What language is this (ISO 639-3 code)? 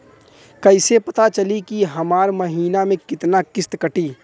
bho